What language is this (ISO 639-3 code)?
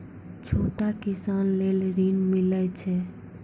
mai